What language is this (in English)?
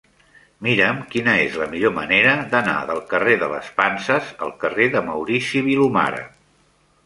Catalan